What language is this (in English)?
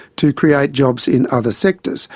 English